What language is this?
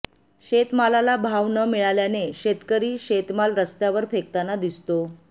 Marathi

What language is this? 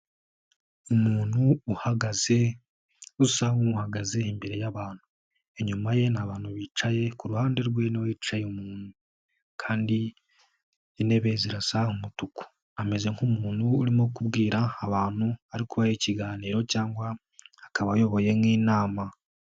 Kinyarwanda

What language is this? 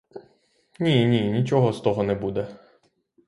Ukrainian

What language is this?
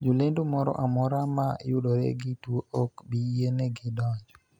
Luo (Kenya and Tanzania)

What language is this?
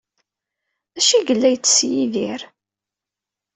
Kabyle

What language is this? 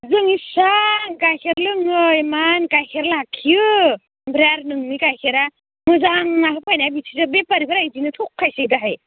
Bodo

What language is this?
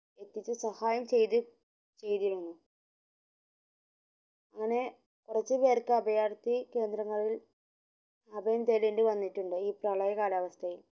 Malayalam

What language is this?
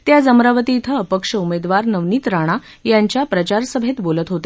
Marathi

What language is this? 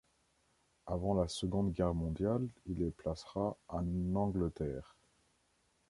French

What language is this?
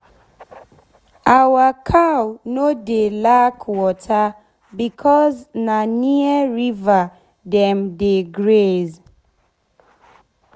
Nigerian Pidgin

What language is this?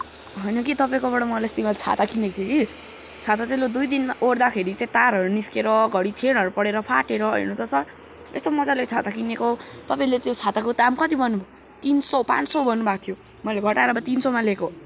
Nepali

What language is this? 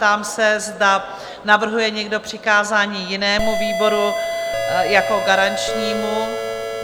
Czech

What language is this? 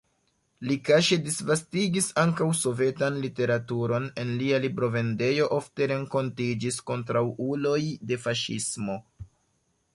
Esperanto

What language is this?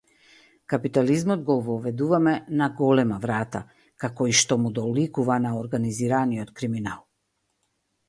Macedonian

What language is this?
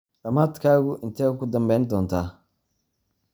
Somali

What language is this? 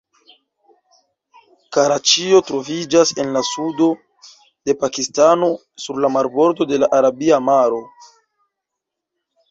Esperanto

